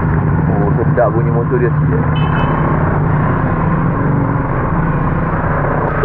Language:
Malay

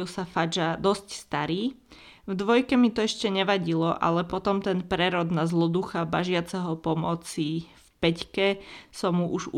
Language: Slovak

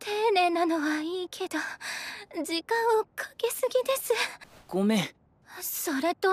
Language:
Japanese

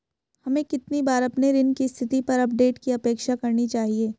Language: Hindi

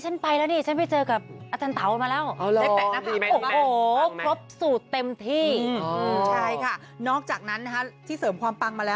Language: Thai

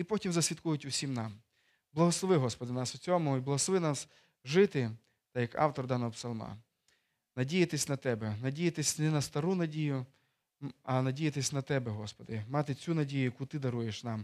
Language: Ukrainian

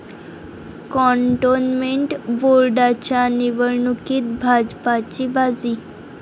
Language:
Marathi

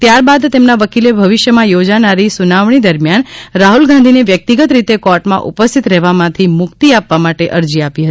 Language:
Gujarati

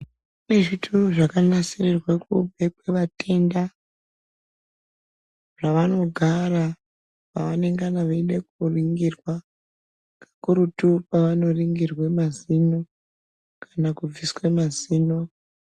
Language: Ndau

